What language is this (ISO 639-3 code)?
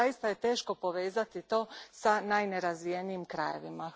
hrv